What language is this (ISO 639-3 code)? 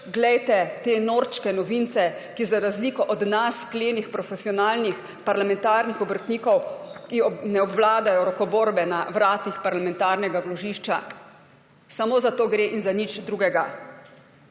slv